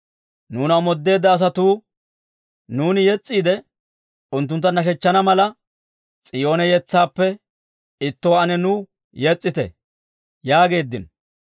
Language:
Dawro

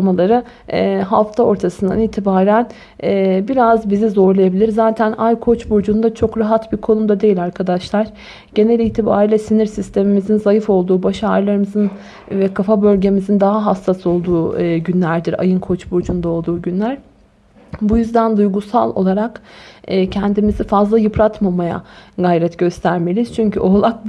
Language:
Turkish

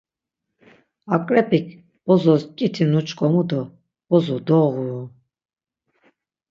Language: Laz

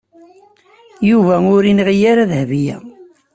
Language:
Kabyle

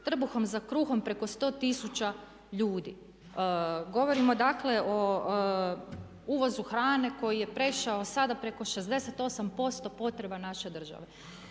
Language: Croatian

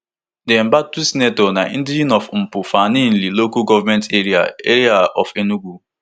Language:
Nigerian Pidgin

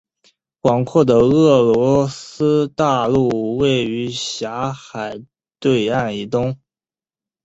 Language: Chinese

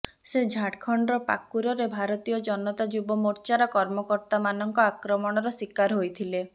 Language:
Odia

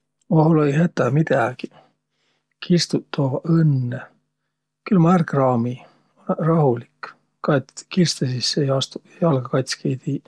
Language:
Võro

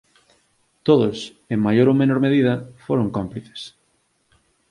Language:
Galician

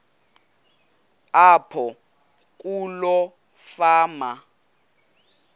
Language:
Xhosa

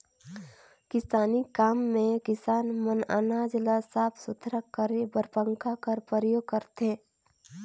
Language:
Chhattisgarhi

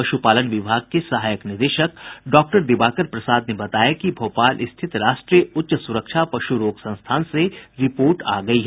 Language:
Hindi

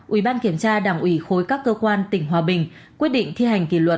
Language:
Vietnamese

